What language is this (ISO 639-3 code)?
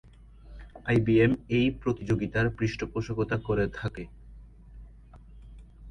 ben